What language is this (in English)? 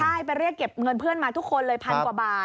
Thai